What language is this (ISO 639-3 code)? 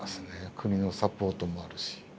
jpn